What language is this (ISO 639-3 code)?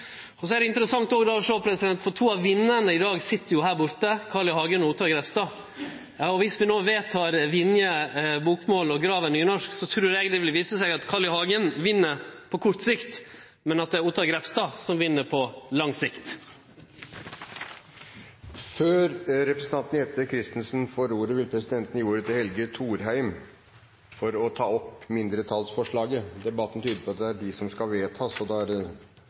nor